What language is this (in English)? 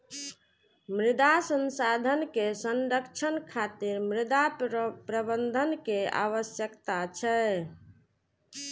Maithili